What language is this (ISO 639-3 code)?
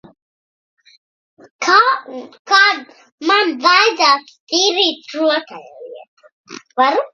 lav